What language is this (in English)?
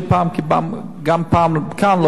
Hebrew